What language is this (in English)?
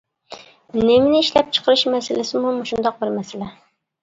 Uyghur